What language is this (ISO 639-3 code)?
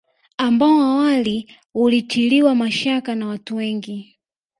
swa